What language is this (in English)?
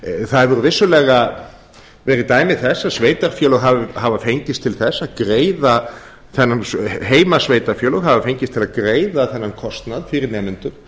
Icelandic